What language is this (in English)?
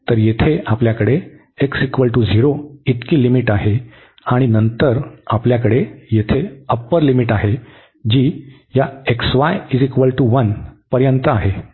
Marathi